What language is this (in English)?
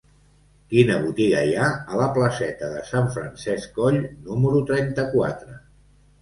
Catalan